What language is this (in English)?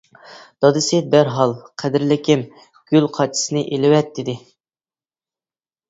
Uyghur